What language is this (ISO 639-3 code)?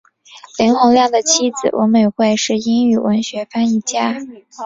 zho